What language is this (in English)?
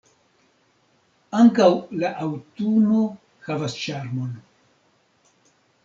Esperanto